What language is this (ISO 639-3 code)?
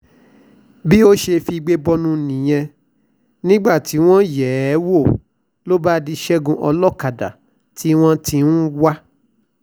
yor